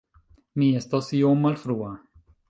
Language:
Esperanto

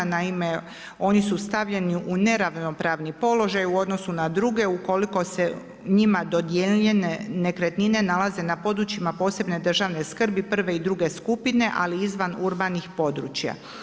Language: Croatian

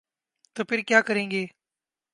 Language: Urdu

